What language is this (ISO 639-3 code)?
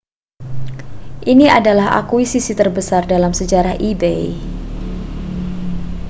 ind